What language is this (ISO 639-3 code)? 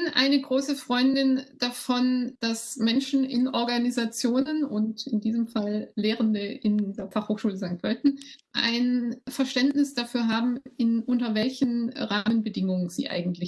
deu